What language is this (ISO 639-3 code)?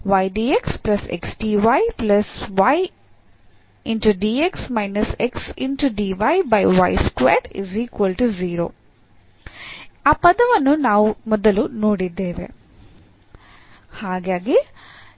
kan